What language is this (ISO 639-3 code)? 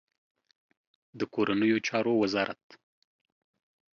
pus